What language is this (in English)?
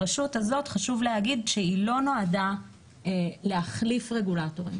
Hebrew